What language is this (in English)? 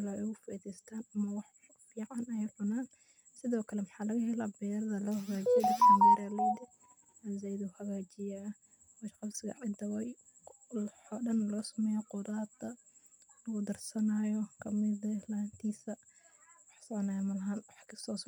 Somali